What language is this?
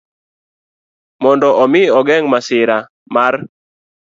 Luo (Kenya and Tanzania)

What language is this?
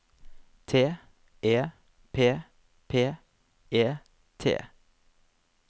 Norwegian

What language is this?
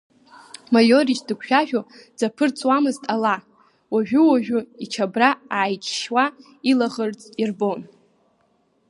Abkhazian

